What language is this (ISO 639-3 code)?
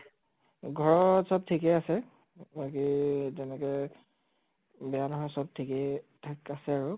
asm